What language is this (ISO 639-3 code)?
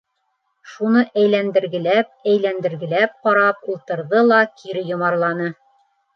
bak